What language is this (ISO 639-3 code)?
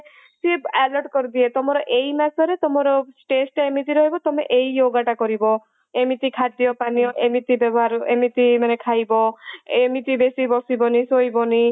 ori